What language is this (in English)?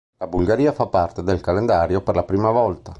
Italian